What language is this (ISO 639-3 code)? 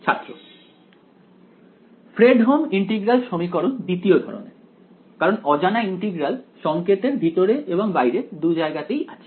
ben